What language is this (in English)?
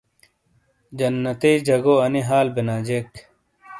Shina